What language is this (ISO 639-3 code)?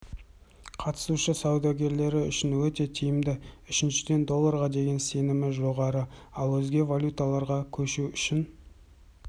kaz